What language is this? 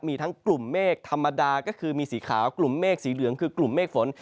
Thai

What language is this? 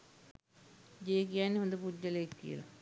Sinhala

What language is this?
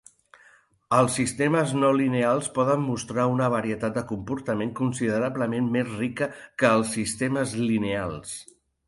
Catalan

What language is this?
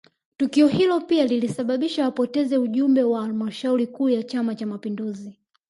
Swahili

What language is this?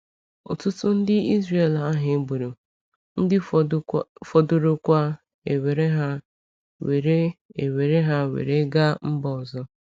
Igbo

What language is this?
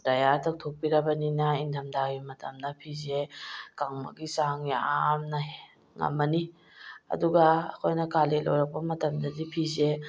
Manipuri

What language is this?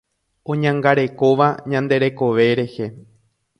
Guarani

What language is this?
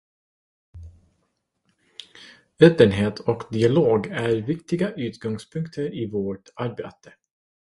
Swedish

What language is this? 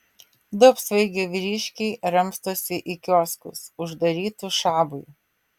Lithuanian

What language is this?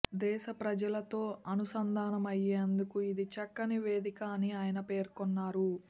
Telugu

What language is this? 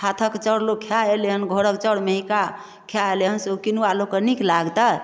Maithili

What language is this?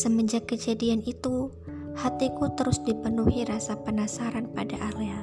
Indonesian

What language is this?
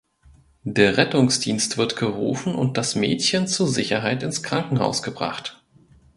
German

